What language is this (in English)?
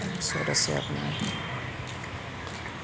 Assamese